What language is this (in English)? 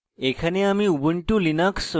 Bangla